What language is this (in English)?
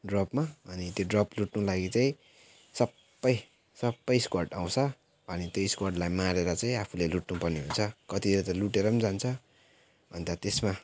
Nepali